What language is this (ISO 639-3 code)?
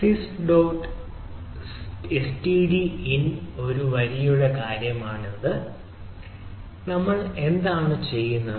mal